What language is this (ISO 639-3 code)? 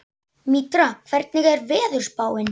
isl